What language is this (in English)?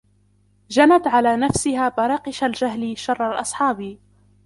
Arabic